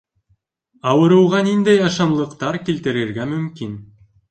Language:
Bashkir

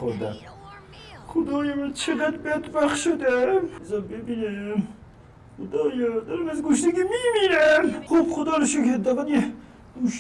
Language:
Persian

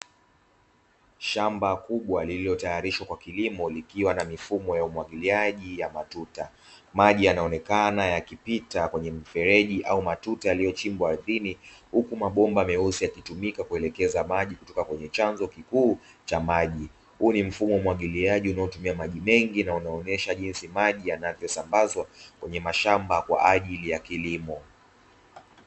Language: Swahili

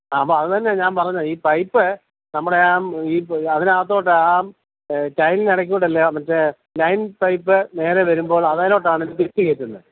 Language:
Malayalam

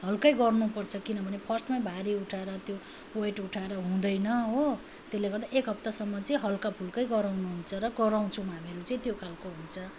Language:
Nepali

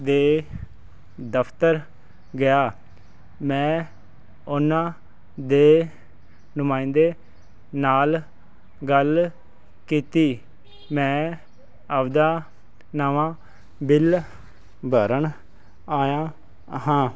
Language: Punjabi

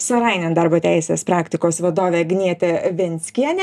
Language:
Lithuanian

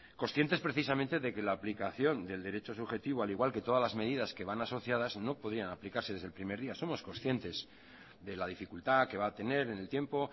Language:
Spanish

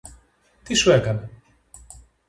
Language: Greek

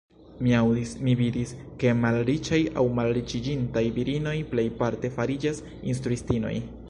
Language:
Esperanto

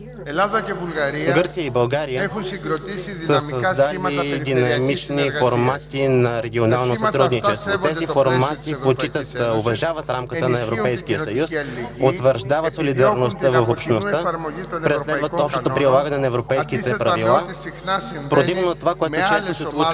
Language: Bulgarian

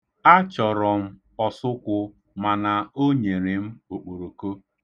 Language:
Igbo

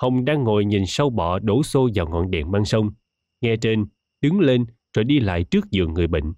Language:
Vietnamese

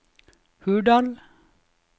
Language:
Norwegian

